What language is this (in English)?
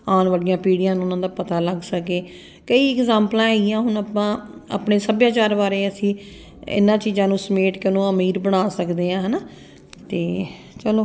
Punjabi